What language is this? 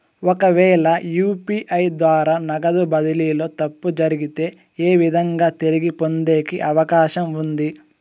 Telugu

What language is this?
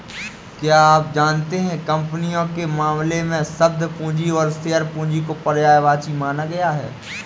Hindi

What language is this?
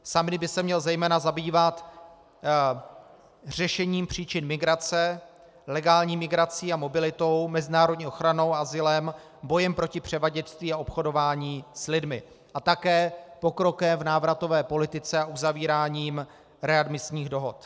Czech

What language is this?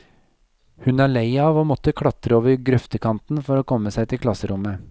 Norwegian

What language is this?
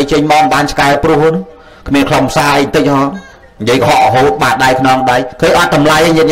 Vietnamese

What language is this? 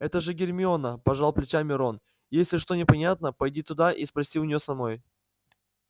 Russian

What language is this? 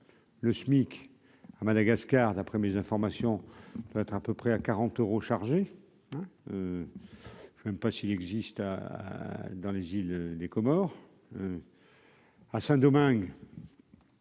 French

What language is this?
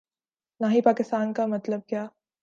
Urdu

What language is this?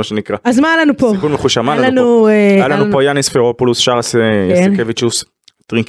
Hebrew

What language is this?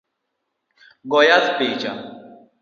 Luo (Kenya and Tanzania)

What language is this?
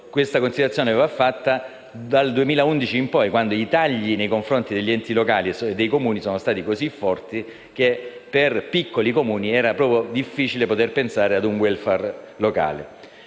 Italian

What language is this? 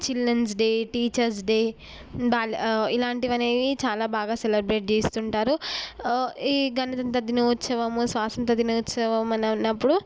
Telugu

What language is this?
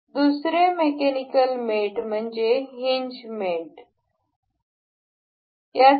Marathi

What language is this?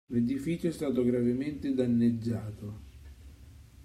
Italian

